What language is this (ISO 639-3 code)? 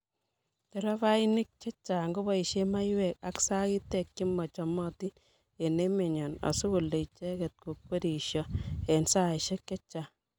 kln